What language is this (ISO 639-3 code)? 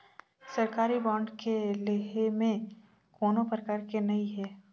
hne